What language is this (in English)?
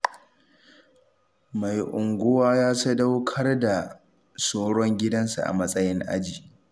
Hausa